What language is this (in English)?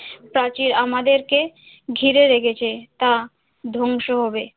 Bangla